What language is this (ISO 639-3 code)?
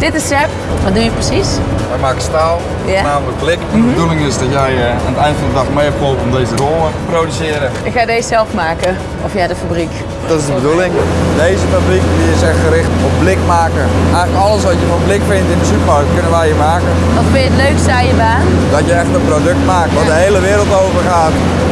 nld